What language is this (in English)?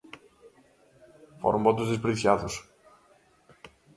Galician